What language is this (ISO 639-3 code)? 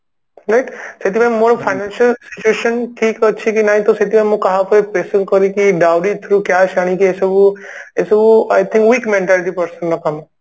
ori